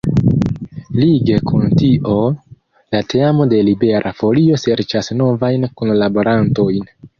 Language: Esperanto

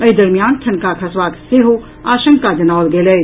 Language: Maithili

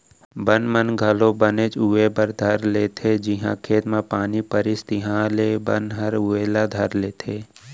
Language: Chhattisgarhi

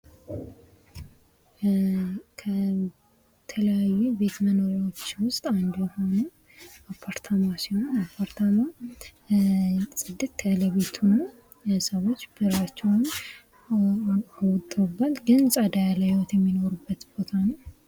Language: Amharic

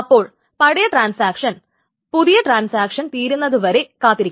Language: Malayalam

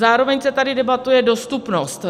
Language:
Czech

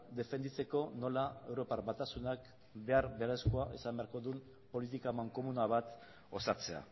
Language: Basque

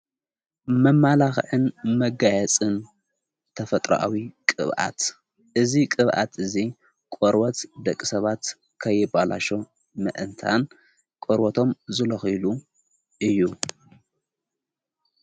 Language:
Tigrinya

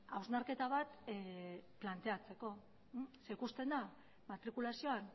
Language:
Basque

